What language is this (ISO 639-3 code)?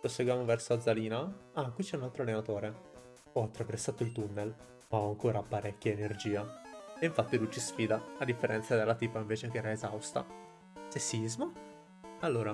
ita